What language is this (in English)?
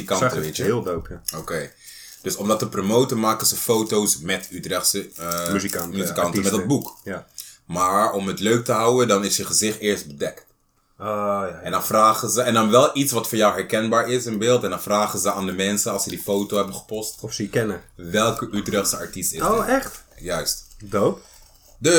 Dutch